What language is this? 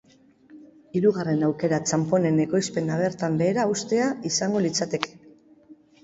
Basque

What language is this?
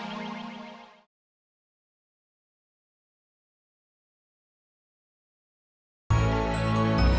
Indonesian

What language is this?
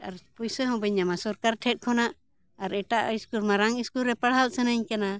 Santali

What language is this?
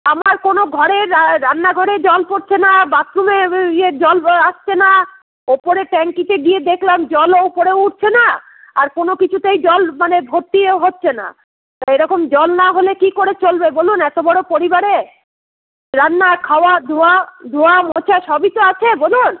Bangla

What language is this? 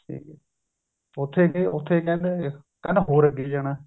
Punjabi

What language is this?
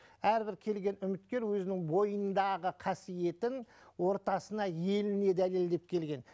Kazakh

